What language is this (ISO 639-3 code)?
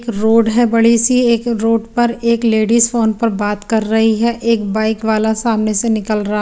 hin